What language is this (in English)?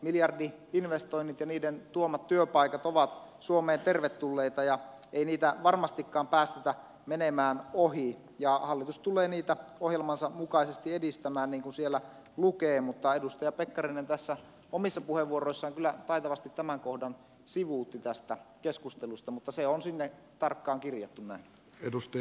Finnish